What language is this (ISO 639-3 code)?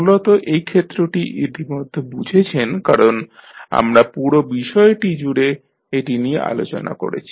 ben